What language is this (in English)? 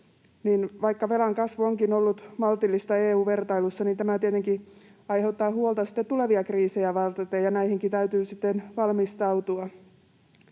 Finnish